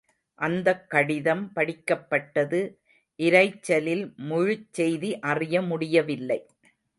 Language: Tamil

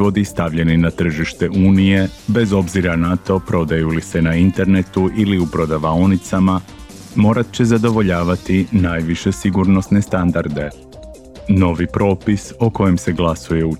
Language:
Croatian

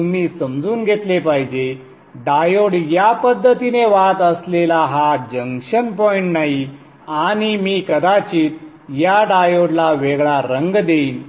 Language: Marathi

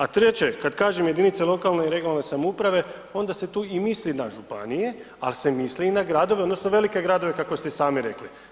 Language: Croatian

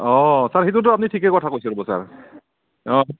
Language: Assamese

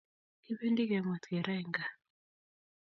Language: Kalenjin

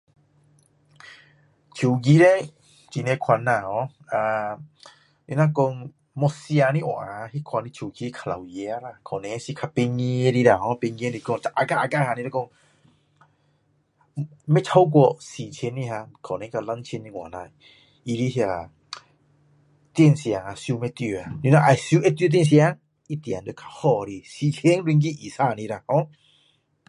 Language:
Min Dong Chinese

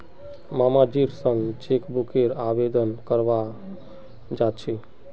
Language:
Magahi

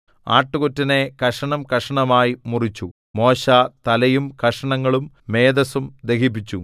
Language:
Malayalam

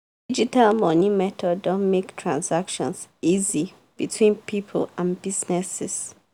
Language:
Nigerian Pidgin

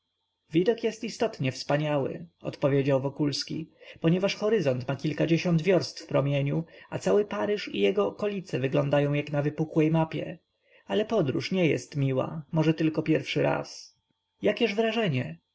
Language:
Polish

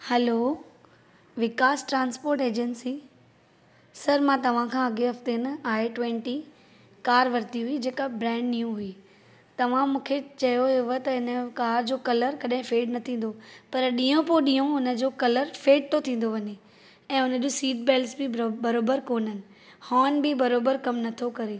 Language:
Sindhi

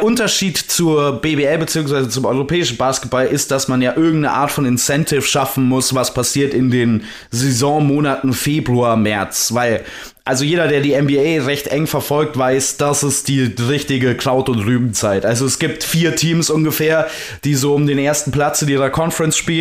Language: German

